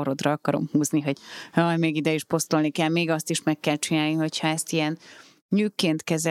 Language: Hungarian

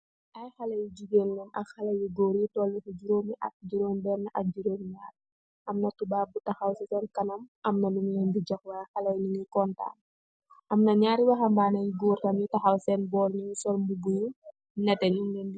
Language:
Wolof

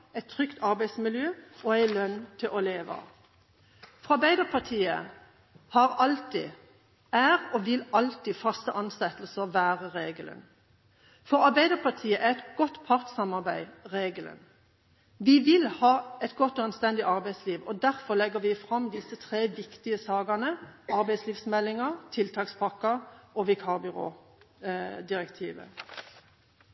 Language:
Norwegian Bokmål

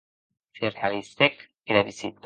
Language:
Occitan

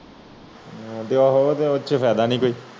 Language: Punjabi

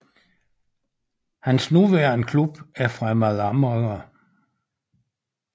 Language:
Danish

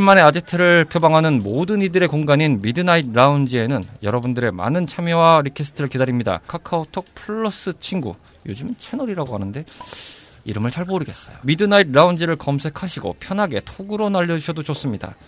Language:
Korean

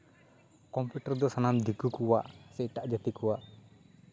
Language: Santali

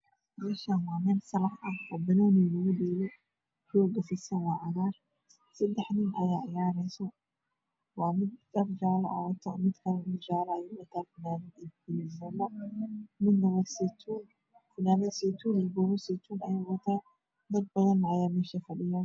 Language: Somali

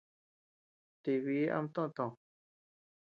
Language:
Tepeuxila Cuicatec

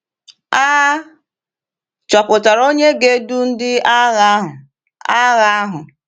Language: Igbo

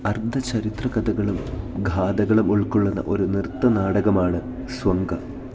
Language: Malayalam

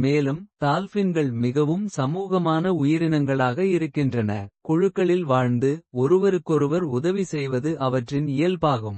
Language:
Kota (India)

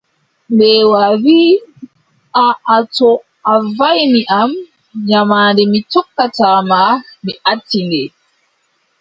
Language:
Adamawa Fulfulde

